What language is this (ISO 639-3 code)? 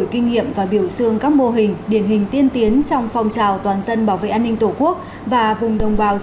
vie